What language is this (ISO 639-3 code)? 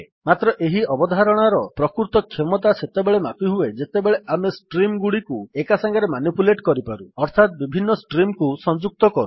ori